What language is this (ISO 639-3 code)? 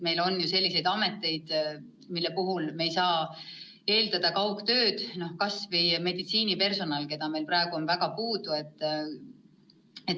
est